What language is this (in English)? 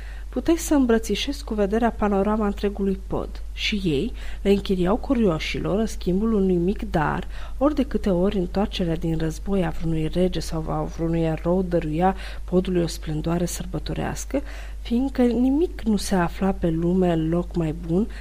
Romanian